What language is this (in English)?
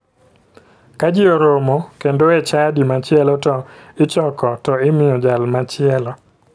Luo (Kenya and Tanzania)